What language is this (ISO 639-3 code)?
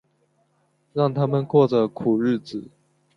zho